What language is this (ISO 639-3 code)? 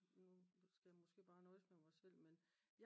dan